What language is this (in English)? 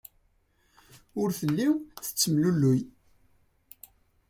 Kabyle